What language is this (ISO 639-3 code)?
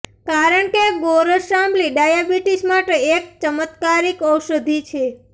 guj